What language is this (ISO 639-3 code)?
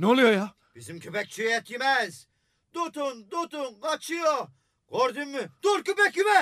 tur